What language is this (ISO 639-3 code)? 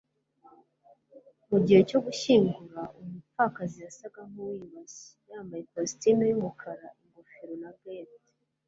kin